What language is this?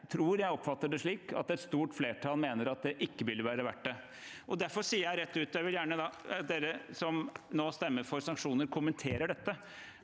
Norwegian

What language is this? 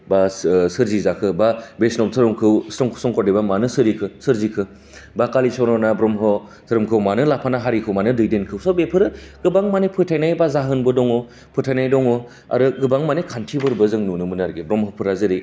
Bodo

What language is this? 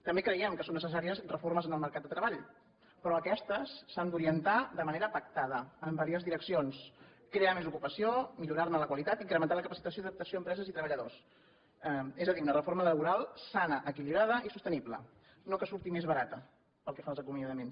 Catalan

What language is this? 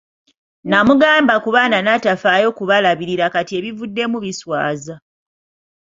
Ganda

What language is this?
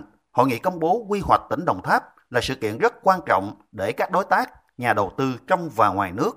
Vietnamese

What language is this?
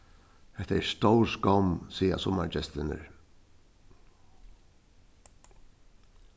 Faroese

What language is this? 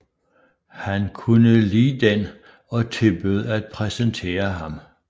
Danish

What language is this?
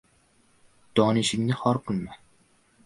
Uzbek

